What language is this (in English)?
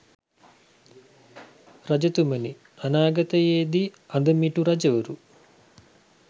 Sinhala